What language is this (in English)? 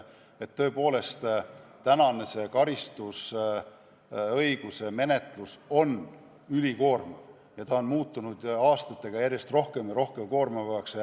Estonian